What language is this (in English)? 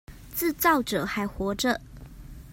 Chinese